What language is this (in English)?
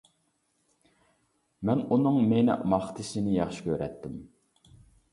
Uyghur